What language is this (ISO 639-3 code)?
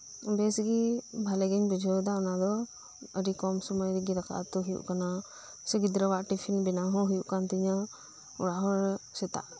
sat